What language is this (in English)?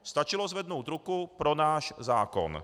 Czech